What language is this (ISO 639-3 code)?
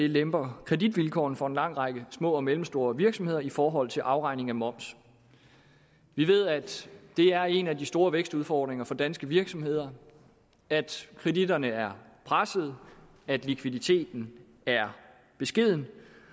dan